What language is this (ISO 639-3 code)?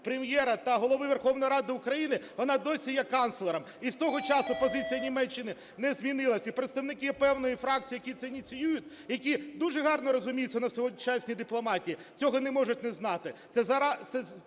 ukr